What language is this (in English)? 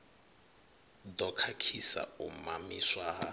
Venda